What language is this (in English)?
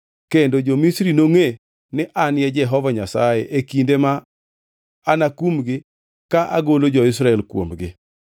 Luo (Kenya and Tanzania)